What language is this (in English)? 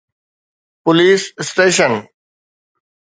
Sindhi